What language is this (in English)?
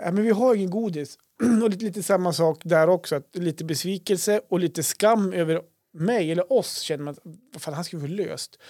Swedish